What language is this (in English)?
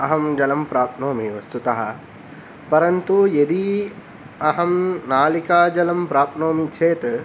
Sanskrit